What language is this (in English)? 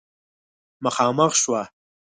Pashto